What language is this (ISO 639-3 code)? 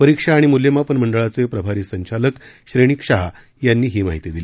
mar